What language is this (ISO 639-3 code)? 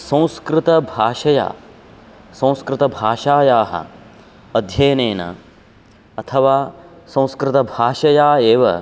san